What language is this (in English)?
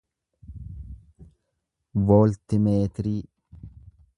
Oromo